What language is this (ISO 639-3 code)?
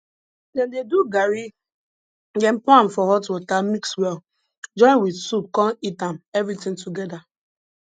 pcm